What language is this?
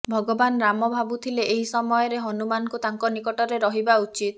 Odia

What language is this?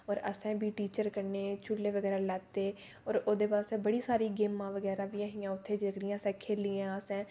Dogri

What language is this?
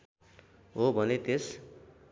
Nepali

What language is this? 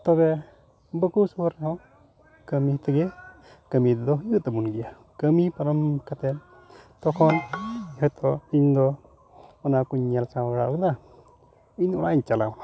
Santali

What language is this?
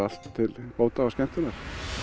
Icelandic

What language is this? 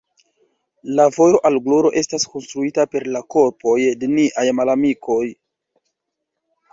Esperanto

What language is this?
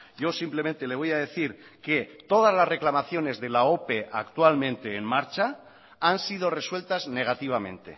Spanish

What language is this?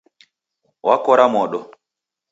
Taita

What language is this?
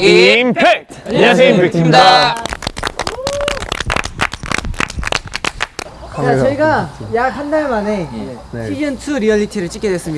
Korean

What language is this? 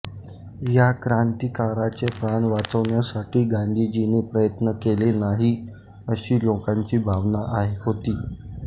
Marathi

